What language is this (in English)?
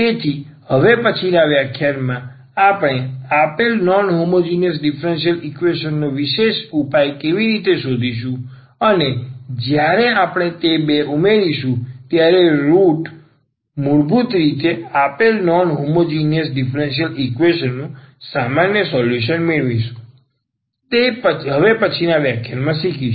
Gujarati